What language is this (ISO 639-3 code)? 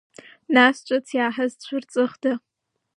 abk